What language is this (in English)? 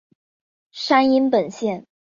Chinese